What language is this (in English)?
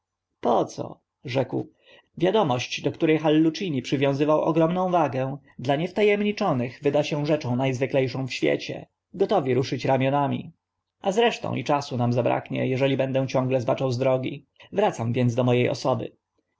Polish